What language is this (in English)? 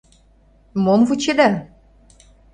Mari